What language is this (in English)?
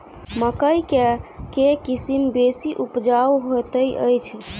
Maithili